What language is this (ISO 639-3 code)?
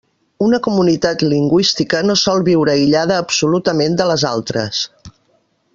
cat